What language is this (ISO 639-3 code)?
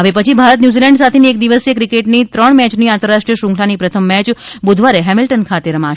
guj